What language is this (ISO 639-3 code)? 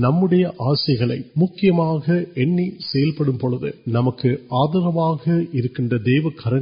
urd